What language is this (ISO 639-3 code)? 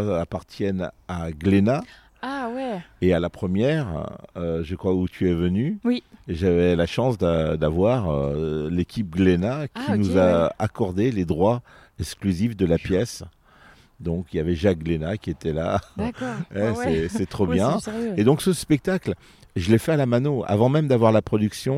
fra